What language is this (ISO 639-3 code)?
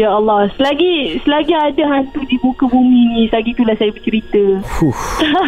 msa